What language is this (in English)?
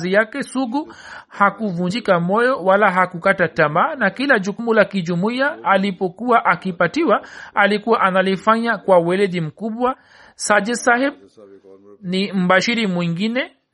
Swahili